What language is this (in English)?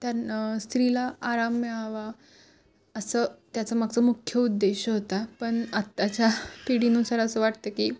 Marathi